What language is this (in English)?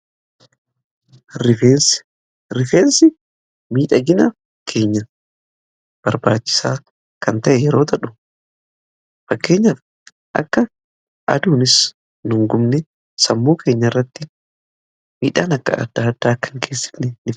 Oromo